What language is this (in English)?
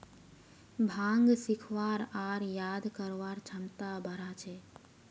Magahi